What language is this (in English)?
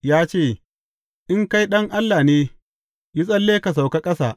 Hausa